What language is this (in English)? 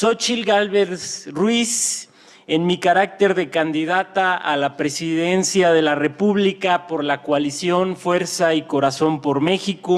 Spanish